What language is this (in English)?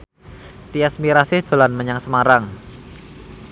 Javanese